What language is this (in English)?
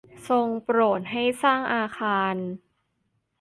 Thai